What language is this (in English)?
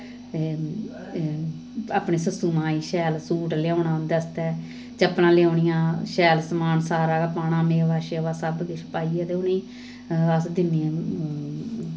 Dogri